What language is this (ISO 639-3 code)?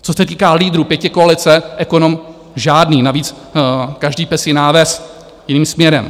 ces